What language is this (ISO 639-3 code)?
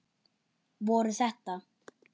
isl